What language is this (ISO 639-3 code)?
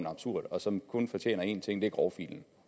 dan